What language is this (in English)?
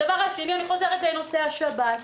Hebrew